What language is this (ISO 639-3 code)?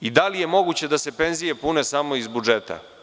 srp